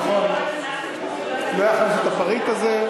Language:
Hebrew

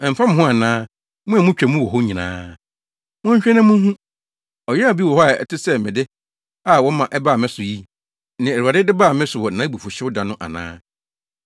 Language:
Akan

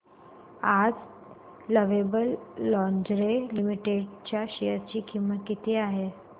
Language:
Marathi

